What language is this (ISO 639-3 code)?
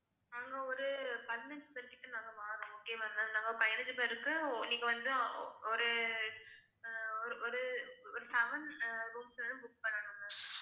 tam